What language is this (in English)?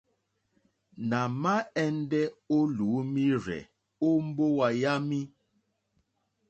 Mokpwe